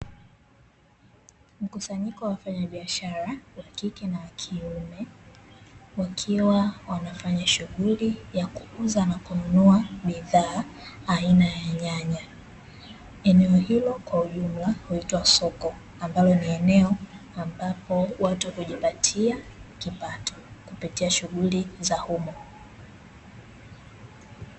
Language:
Swahili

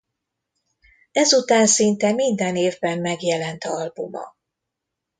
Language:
Hungarian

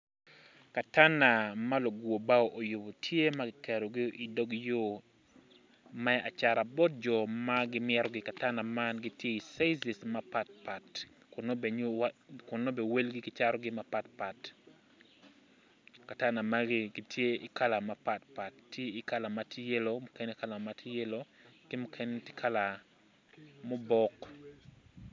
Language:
Acoli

